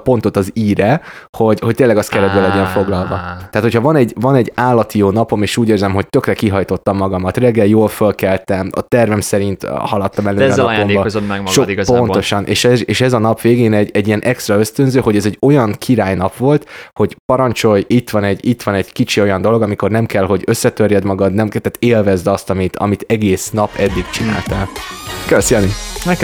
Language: Hungarian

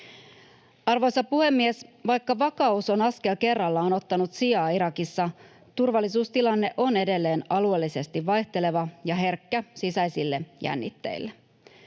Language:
Finnish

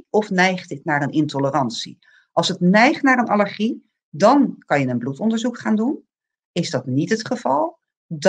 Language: Dutch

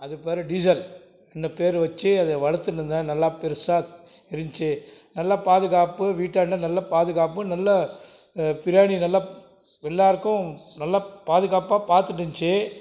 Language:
Tamil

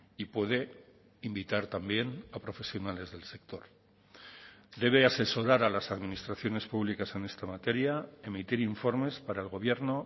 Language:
Spanish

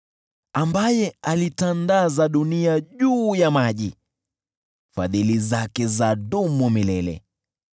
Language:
Swahili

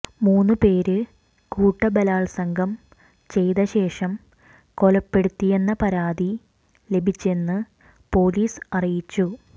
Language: Malayalam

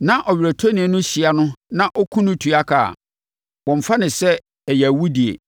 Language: Akan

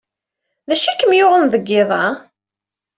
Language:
Kabyle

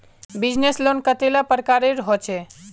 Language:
Magahi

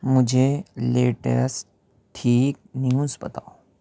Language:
Urdu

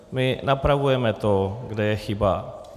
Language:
Czech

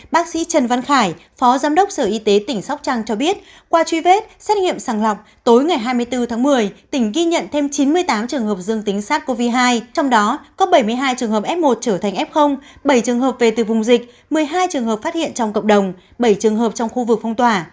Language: Vietnamese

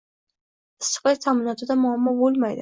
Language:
Uzbek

